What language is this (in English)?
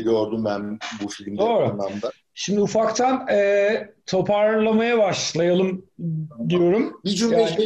Turkish